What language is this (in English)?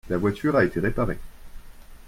French